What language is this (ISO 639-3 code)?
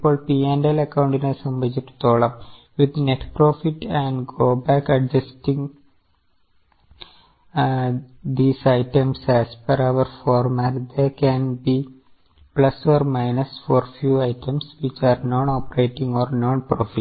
mal